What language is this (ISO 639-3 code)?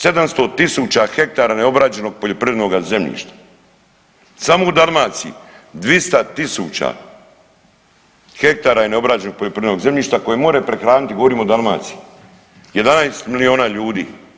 hrv